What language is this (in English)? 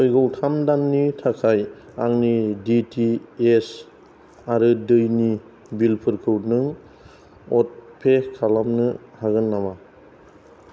Bodo